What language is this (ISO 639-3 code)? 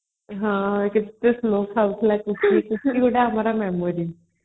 ori